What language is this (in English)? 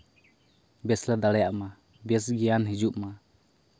Santali